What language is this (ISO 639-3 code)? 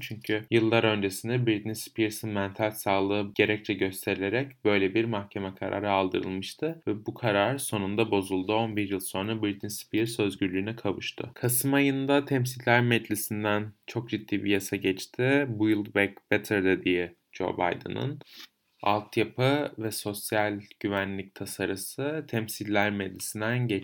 tur